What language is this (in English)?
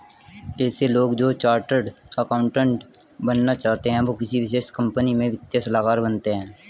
Hindi